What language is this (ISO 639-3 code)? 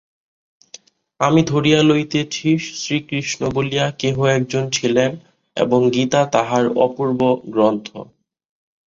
ben